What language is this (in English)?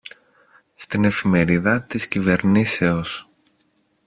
Greek